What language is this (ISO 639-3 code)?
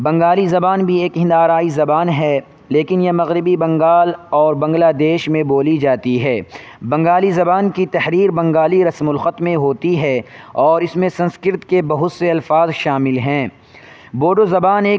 urd